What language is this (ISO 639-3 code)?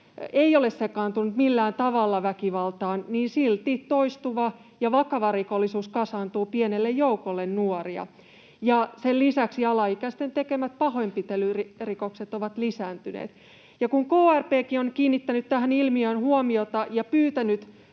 fin